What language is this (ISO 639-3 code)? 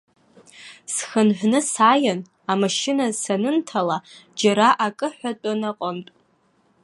abk